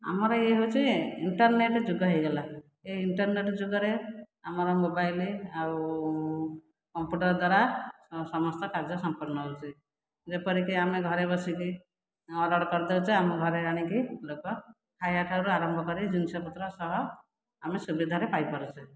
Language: Odia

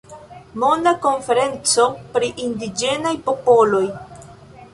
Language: Esperanto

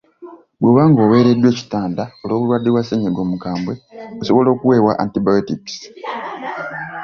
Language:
Ganda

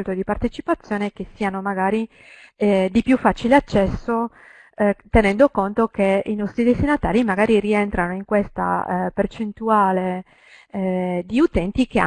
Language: Italian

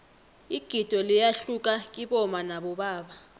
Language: South Ndebele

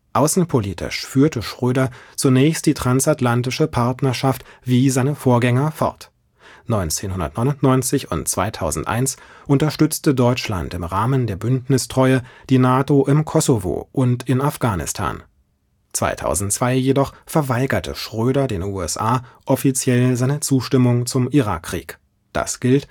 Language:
German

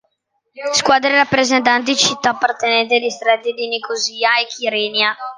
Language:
Italian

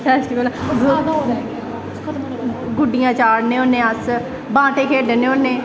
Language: Dogri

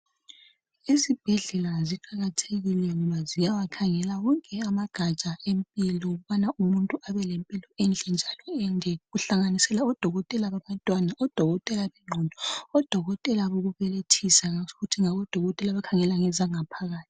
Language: North Ndebele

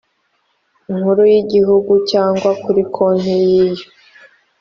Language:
Kinyarwanda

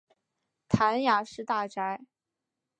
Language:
Chinese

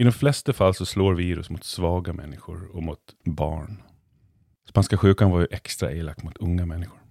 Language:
Swedish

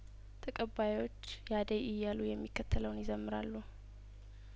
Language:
Amharic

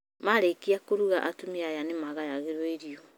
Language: Kikuyu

